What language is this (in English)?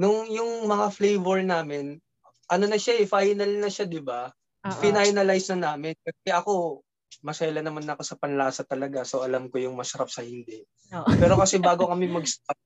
Filipino